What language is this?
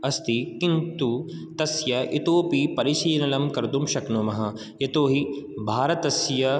Sanskrit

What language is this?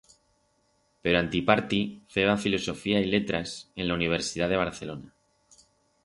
Aragonese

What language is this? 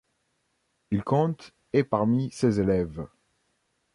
French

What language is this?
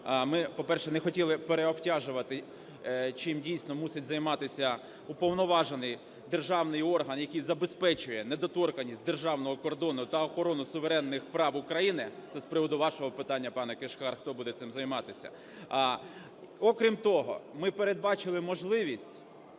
Ukrainian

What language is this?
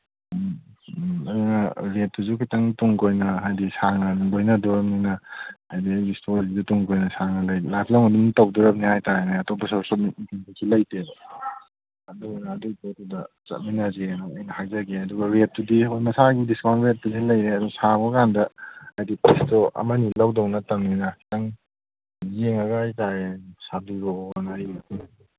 Manipuri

